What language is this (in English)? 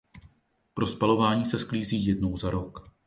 Czech